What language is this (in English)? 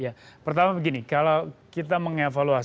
Indonesian